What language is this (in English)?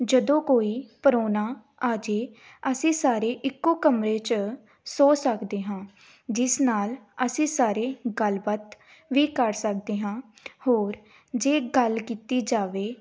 Punjabi